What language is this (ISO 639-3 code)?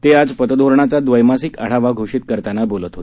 mar